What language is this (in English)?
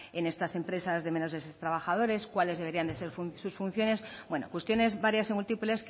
Spanish